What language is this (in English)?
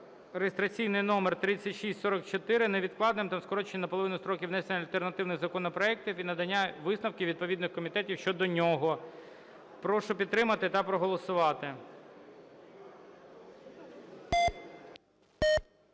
Ukrainian